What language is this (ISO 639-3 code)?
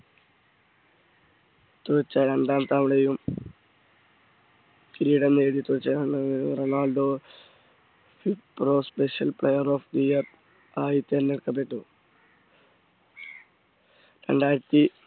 mal